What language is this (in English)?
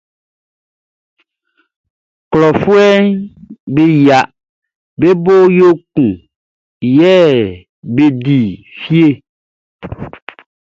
Baoulé